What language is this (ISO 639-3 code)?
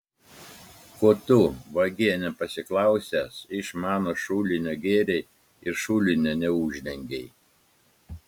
lit